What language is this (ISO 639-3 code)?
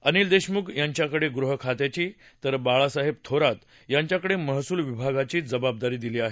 mar